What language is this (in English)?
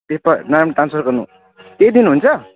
Nepali